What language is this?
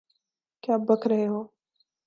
Urdu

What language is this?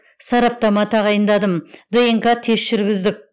Kazakh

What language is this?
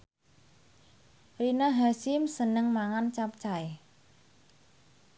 Javanese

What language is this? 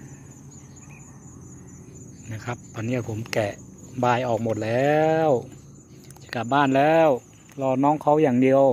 Thai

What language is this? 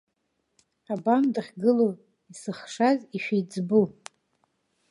Abkhazian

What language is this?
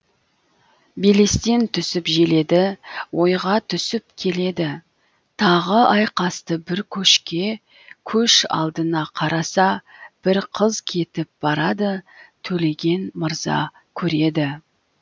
Kazakh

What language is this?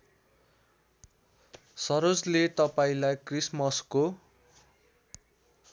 Nepali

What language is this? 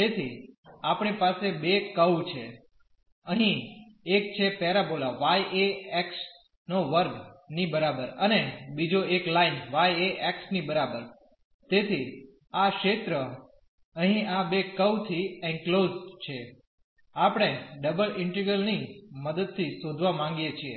Gujarati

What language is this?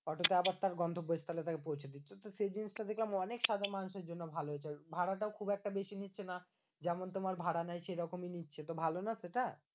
Bangla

